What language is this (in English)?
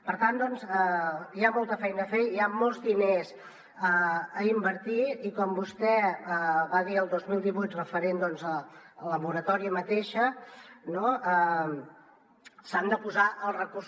Catalan